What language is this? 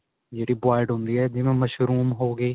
Punjabi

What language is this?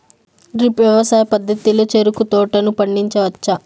Telugu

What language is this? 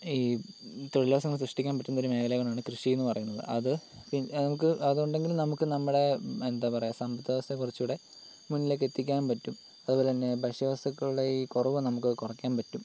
Malayalam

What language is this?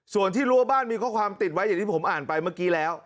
Thai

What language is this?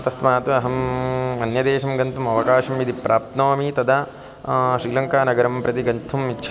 Sanskrit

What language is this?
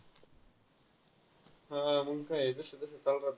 Marathi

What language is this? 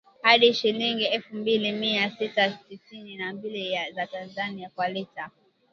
Swahili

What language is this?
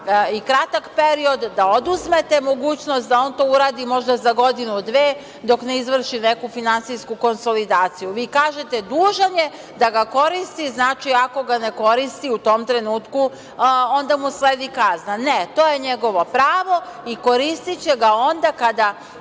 Serbian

